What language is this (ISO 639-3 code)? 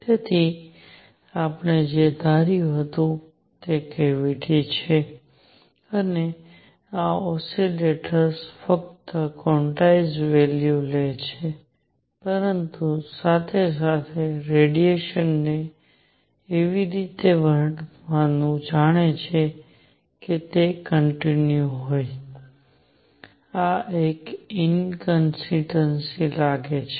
guj